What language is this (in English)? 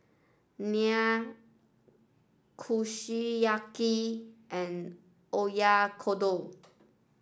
English